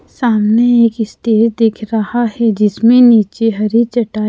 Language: Hindi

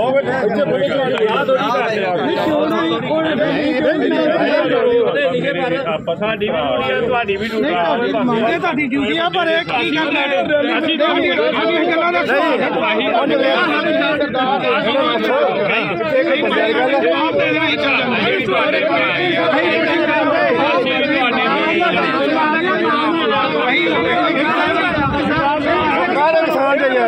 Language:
Punjabi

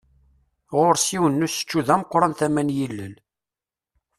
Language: Kabyle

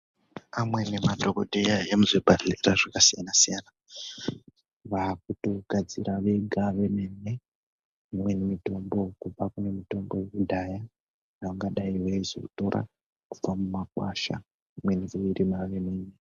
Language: Ndau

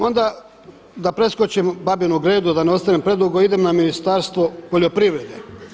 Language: Croatian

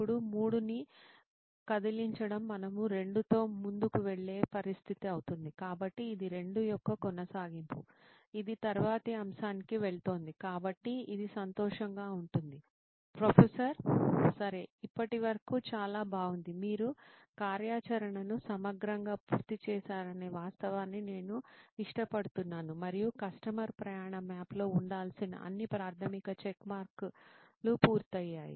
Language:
Telugu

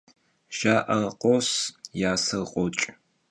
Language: Kabardian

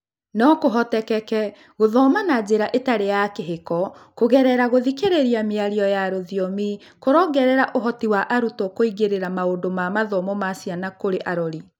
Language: Kikuyu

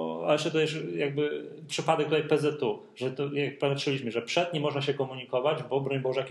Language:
Polish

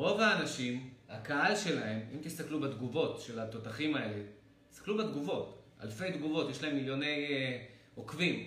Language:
Hebrew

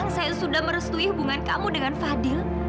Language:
Indonesian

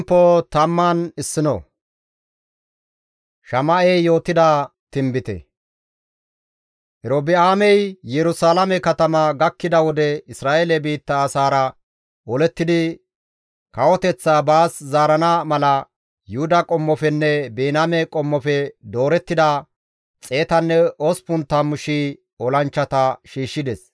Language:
Gamo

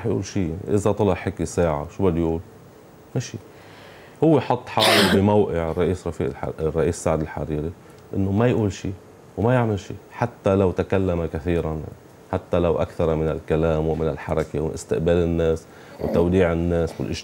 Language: Arabic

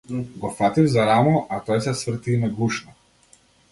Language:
Macedonian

